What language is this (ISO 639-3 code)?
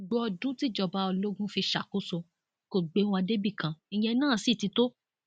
yor